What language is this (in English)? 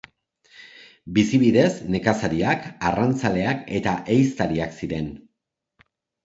Basque